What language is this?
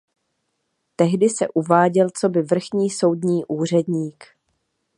Czech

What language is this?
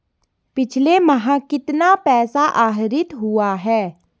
Hindi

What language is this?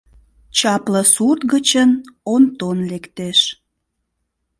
Mari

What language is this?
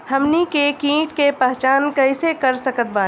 Bhojpuri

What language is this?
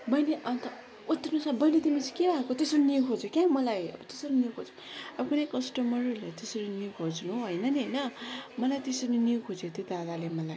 Nepali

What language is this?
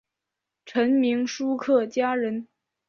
Chinese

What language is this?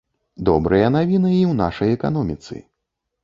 Belarusian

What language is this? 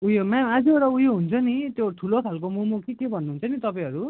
Nepali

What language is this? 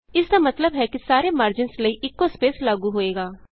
Punjabi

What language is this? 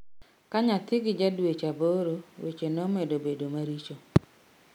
Luo (Kenya and Tanzania)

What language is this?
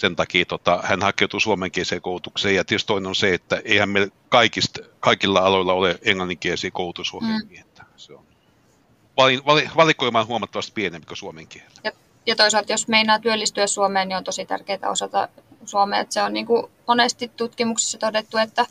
Finnish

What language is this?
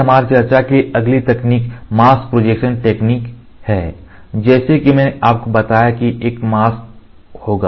Hindi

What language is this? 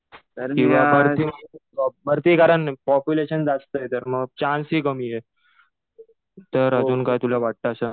Marathi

